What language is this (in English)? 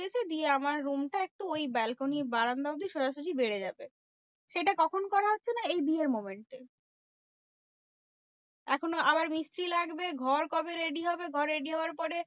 Bangla